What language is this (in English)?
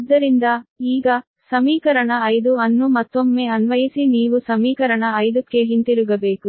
Kannada